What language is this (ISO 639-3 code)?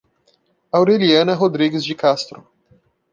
por